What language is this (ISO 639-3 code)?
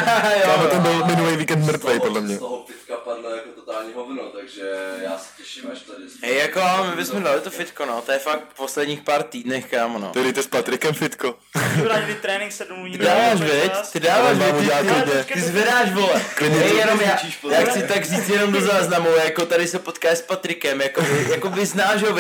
ces